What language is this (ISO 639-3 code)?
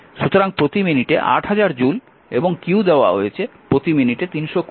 ben